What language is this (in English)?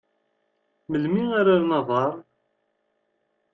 Kabyle